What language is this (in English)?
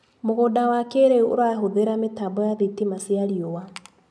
Kikuyu